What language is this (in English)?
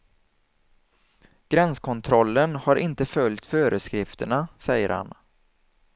Swedish